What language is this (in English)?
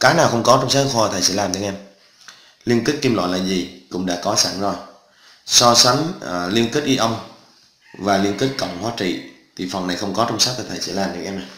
Vietnamese